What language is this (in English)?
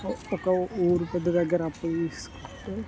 Telugu